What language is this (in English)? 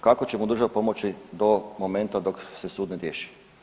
Croatian